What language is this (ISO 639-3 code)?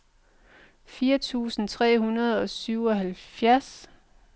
dan